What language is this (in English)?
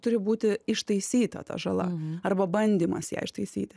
Lithuanian